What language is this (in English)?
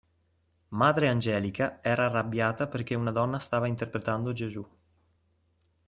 Italian